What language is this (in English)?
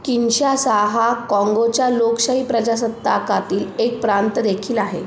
Marathi